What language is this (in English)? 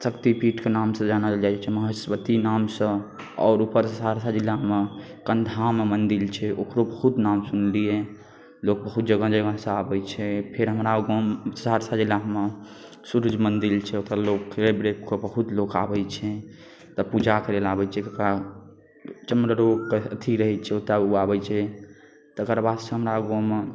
Maithili